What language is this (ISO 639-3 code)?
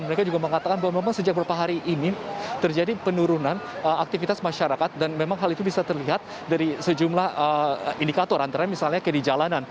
ind